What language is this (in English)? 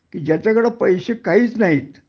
Marathi